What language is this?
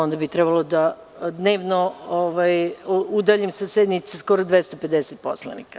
Serbian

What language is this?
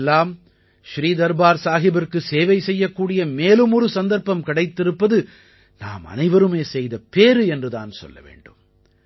Tamil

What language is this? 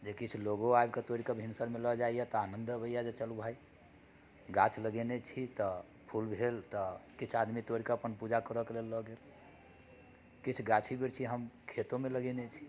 Maithili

